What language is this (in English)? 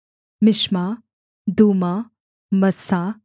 Hindi